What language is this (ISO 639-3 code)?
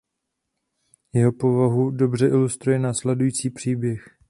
ces